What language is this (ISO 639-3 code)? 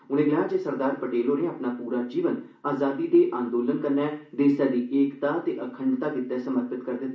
doi